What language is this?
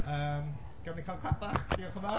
Welsh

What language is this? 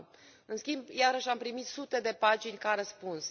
Romanian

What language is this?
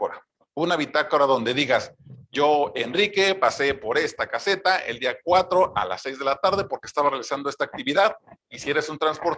Spanish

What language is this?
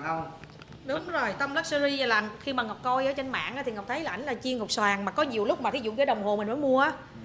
Vietnamese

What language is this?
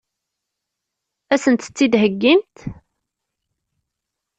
Kabyle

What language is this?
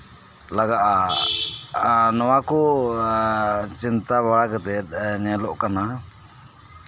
Santali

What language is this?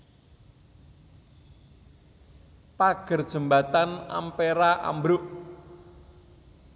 Javanese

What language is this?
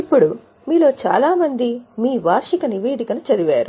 Telugu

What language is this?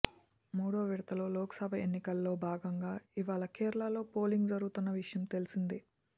Telugu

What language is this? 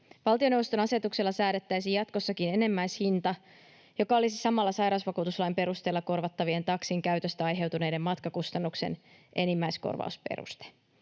Finnish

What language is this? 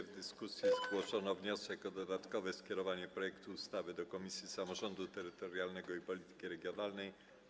Polish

